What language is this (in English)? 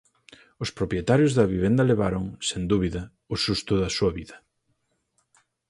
Galician